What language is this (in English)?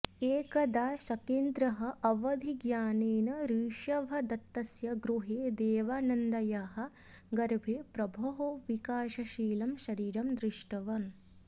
Sanskrit